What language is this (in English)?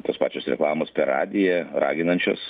Lithuanian